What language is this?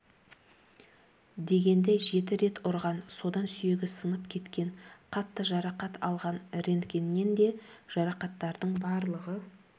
Kazakh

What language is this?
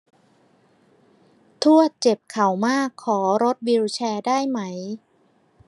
Thai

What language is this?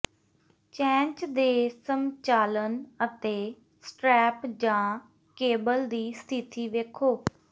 Punjabi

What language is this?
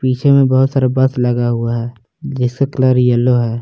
Hindi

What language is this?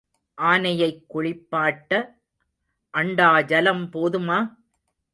Tamil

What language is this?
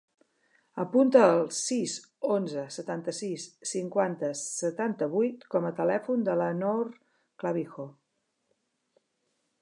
Catalan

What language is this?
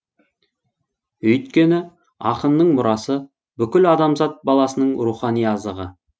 Kazakh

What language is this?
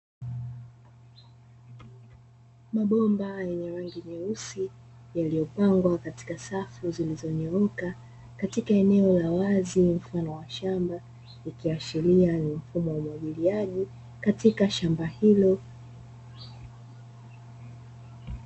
Swahili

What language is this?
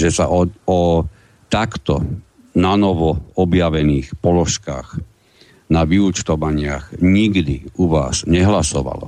Slovak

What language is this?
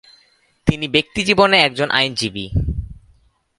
Bangla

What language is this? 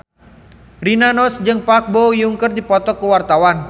Sundanese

